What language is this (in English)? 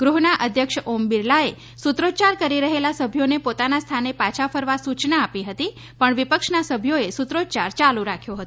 Gujarati